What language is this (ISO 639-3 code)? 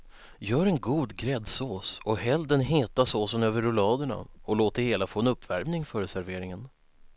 swe